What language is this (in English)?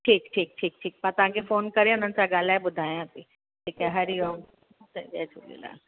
Sindhi